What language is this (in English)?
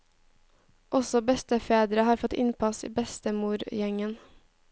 Norwegian